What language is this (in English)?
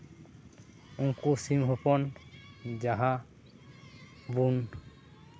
Santali